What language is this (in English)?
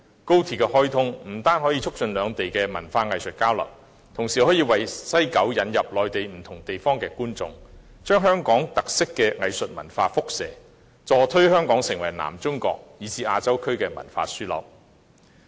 Cantonese